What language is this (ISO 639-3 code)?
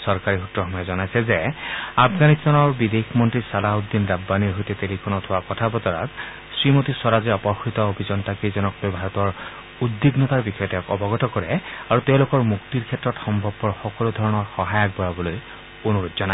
asm